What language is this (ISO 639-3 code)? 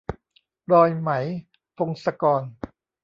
tha